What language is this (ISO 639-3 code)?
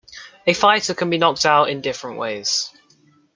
eng